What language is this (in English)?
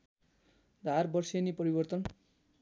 Nepali